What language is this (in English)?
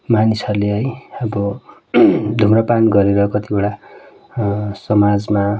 Nepali